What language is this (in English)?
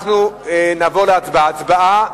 Hebrew